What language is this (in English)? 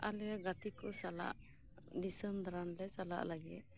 Santali